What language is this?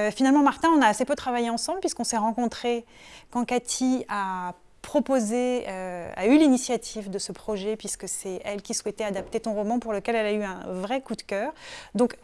French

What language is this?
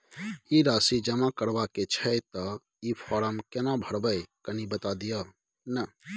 Maithili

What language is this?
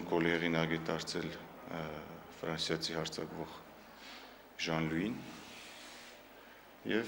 Romanian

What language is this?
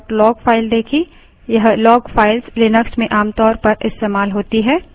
Hindi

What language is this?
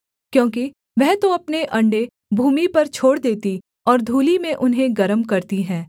Hindi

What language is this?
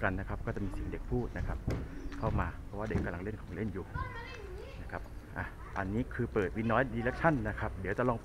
Thai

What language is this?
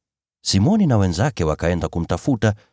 Swahili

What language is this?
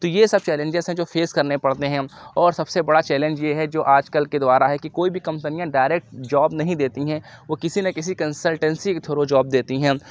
Urdu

